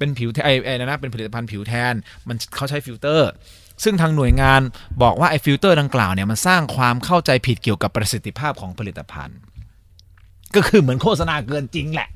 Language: Thai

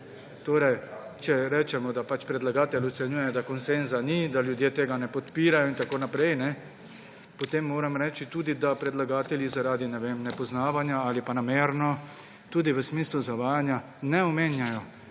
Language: Slovenian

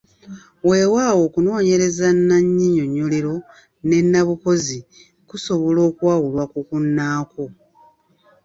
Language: Ganda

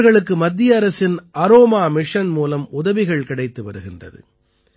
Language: Tamil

